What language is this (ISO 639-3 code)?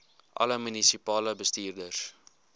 afr